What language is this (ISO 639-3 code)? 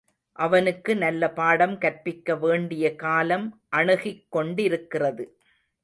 tam